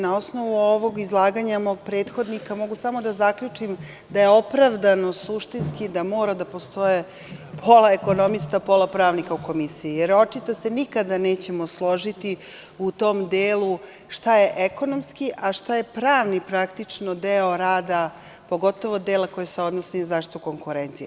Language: Serbian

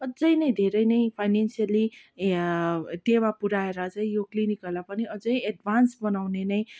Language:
Nepali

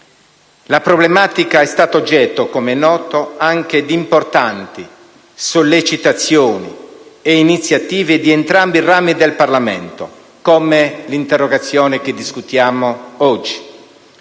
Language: Italian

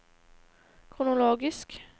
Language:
Norwegian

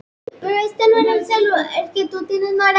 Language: Icelandic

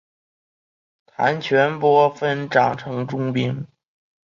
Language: Chinese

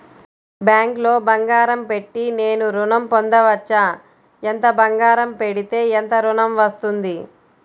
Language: Telugu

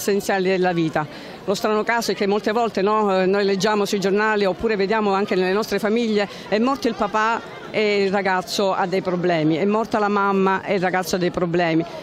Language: Italian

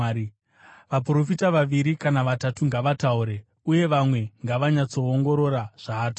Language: Shona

